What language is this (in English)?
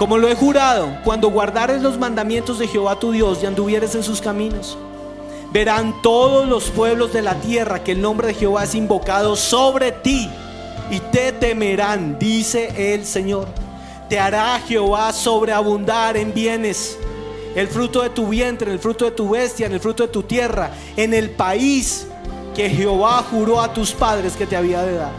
Spanish